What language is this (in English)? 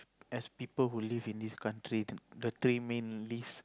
English